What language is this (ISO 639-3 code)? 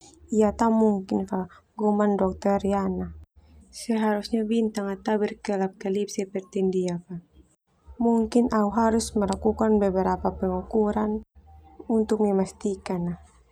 twu